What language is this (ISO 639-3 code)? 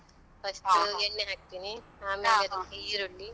kan